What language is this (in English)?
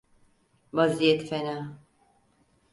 Turkish